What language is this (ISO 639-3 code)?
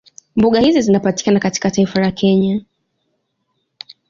swa